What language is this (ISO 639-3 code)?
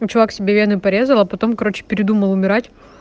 rus